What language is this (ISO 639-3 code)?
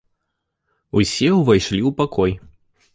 bel